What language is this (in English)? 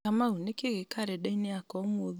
Kikuyu